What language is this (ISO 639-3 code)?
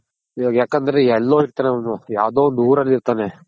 kan